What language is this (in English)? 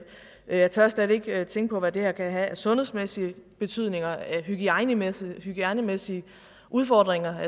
Danish